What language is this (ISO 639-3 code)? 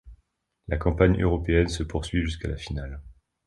fra